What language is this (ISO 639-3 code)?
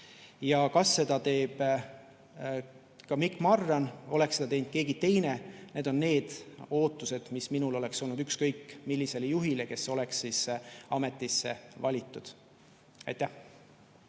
est